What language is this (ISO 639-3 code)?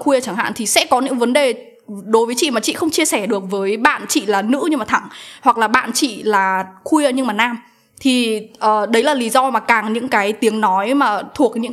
vie